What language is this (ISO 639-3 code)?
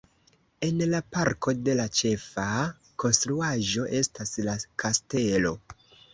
epo